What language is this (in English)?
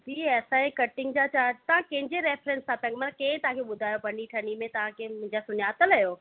Sindhi